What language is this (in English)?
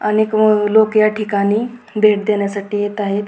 Marathi